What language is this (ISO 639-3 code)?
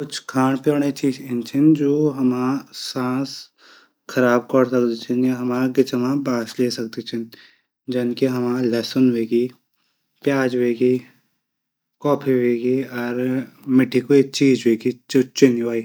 gbm